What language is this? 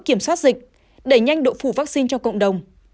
Vietnamese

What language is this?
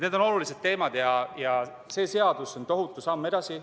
Estonian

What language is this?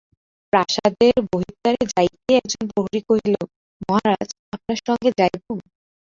Bangla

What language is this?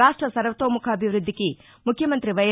Telugu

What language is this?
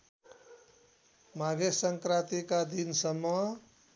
Nepali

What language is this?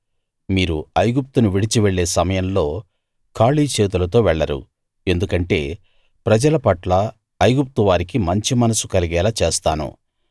Telugu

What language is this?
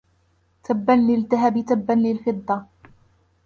Arabic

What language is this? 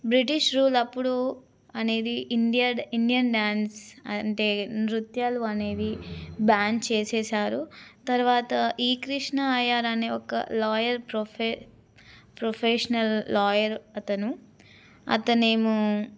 Telugu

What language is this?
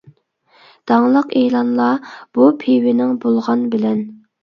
Uyghur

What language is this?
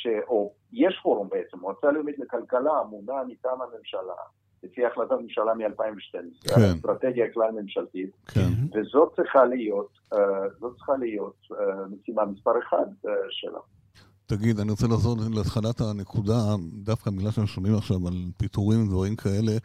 Hebrew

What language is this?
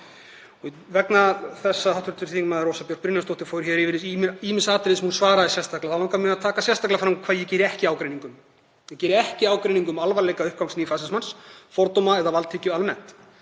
Icelandic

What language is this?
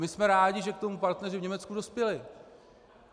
Czech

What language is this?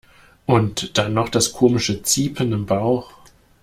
German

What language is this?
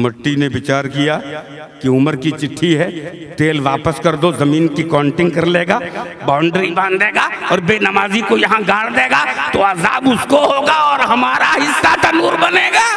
Hindi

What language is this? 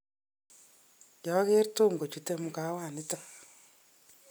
Kalenjin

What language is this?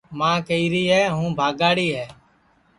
Sansi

